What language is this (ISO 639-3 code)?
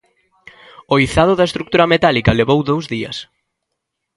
glg